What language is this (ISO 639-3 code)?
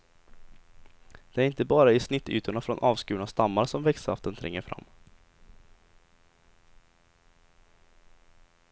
swe